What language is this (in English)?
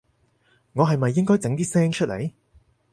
Cantonese